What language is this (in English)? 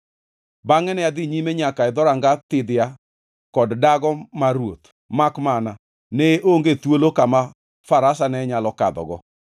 Luo (Kenya and Tanzania)